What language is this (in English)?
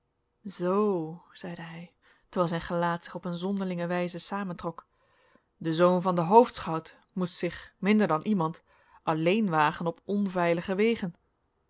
Dutch